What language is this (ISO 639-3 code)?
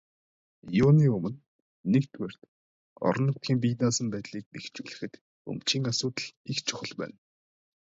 mon